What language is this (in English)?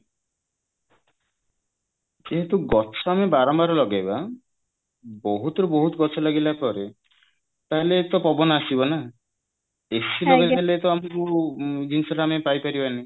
Odia